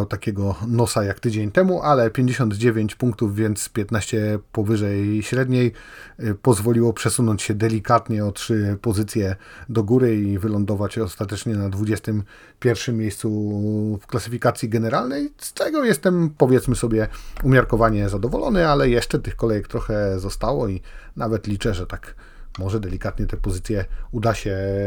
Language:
Polish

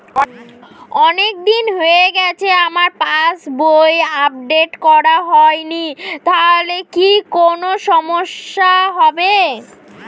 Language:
Bangla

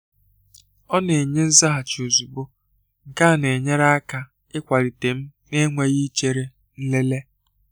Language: Igbo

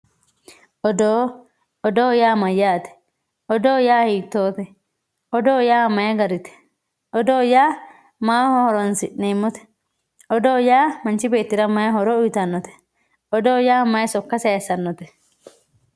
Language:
Sidamo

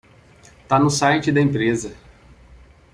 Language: Portuguese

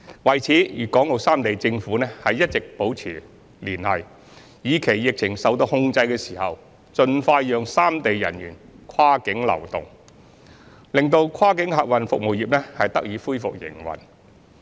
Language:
Cantonese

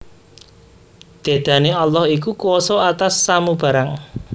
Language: Javanese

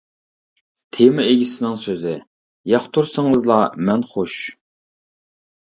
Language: Uyghur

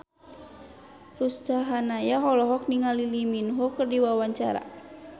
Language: Sundanese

